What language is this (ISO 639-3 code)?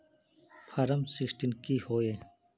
mag